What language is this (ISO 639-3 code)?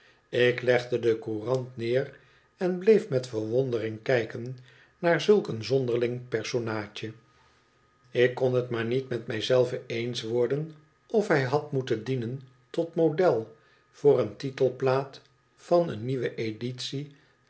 nld